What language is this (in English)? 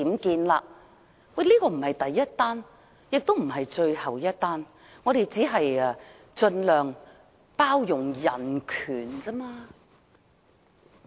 Cantonese